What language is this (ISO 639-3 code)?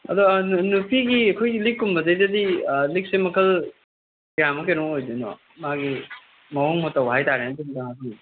mni